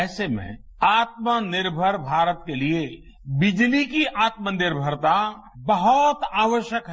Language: Hindi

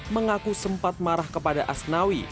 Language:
Indonesian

